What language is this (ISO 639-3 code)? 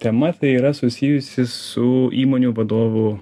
lit